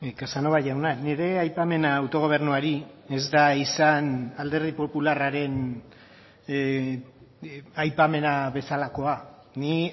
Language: Basque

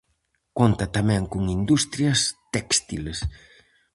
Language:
Galician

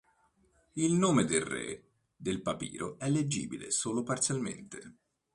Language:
Italian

